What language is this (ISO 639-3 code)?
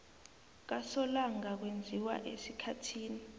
nbl